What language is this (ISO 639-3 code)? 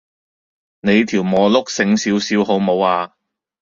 yue